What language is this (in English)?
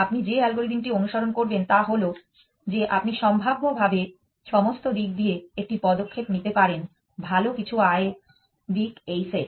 Bangla